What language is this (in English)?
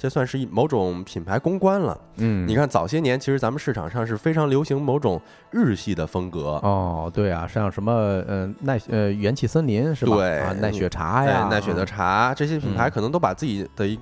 Chinese